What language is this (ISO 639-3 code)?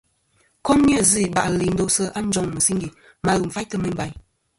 bkm